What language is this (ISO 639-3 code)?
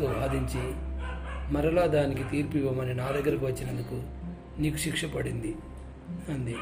tel